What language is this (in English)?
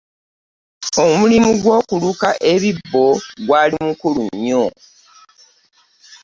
Ganda